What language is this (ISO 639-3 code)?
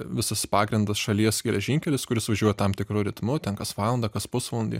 lit